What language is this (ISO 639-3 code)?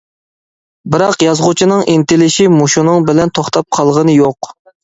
uig